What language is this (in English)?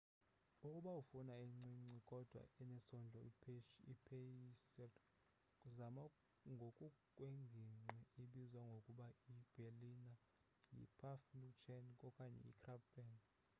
Xhosa